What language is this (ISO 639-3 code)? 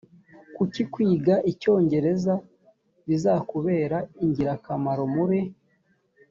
kin